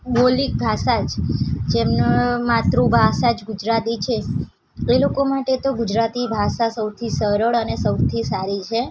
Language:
Gujarati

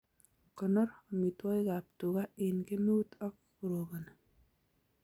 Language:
Kalenjin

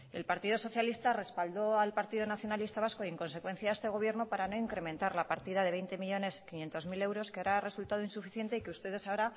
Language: Spanish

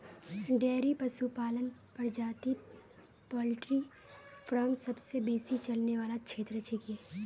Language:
Magahi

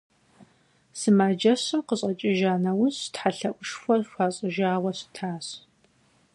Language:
Kabardian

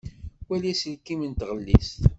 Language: Kabyle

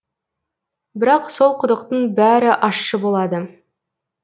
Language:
Kazakh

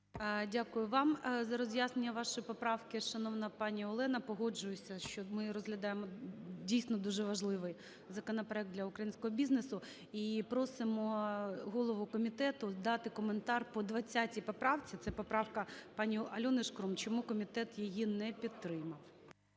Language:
Ukrainian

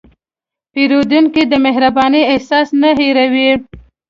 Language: Pashto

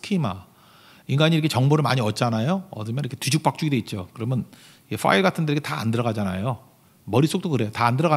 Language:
Korean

